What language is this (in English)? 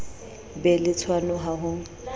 Southern Sotho